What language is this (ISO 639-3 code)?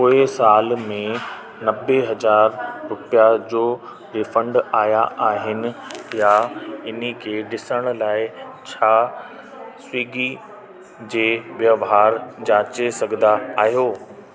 snd